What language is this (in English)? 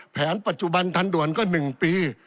Thai